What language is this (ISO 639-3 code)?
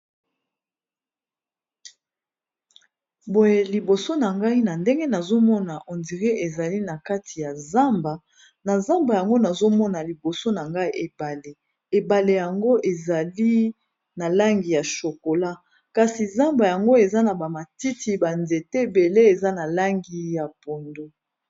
lin